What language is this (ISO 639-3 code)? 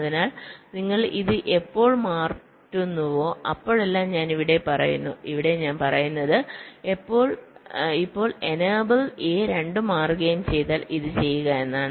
mal